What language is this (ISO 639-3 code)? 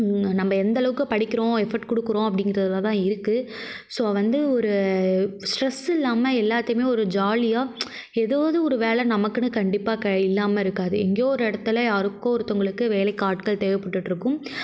tam